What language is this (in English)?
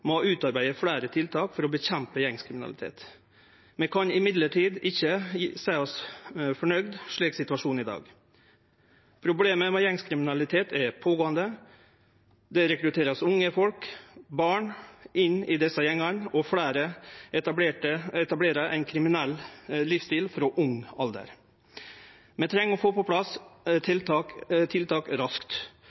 Norwegian Nynorsk